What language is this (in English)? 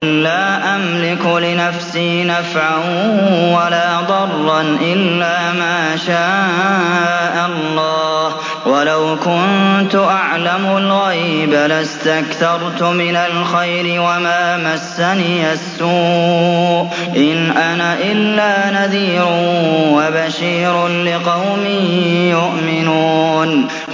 Arabic